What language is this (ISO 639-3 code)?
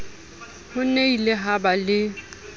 sot